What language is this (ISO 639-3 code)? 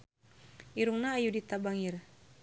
sun